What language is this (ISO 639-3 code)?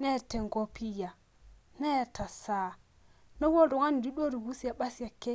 mas